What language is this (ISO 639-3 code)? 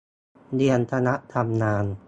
tha